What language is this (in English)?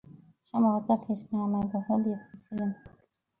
Bangla